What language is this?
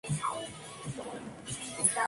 Spanish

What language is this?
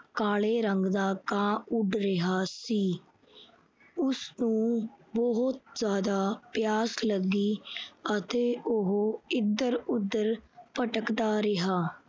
Punjabi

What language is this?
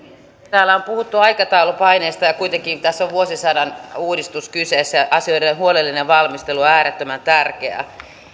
Finnish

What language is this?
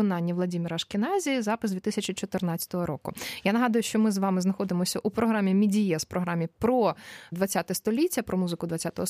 Ukrainian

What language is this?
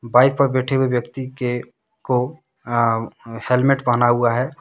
Hindi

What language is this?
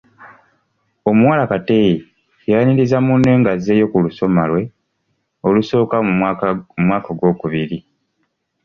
Ganda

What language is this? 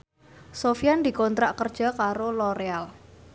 Javanese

